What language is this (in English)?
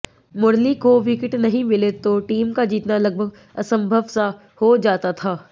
Hindi